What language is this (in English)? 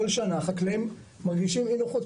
Hebrew